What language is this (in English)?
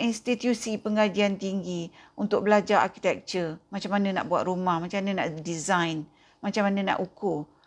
Malay